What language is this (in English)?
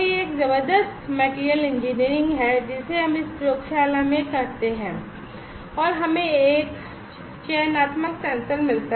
Hindi